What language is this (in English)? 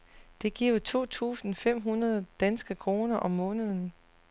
Danish